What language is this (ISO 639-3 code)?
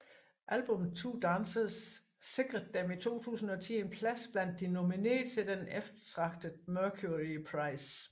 dan